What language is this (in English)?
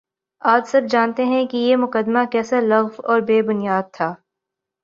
Urdu